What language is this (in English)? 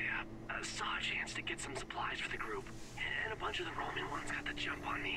Polish